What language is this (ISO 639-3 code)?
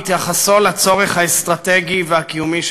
heb